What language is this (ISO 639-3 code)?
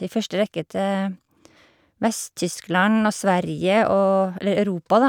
nor